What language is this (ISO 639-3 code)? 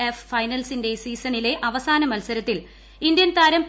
mal